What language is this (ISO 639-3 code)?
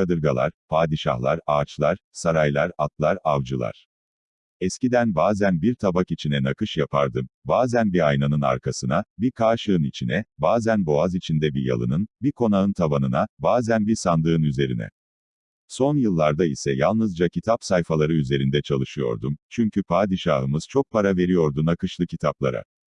tur